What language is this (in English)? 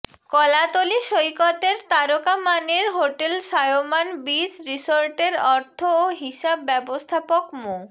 Bangla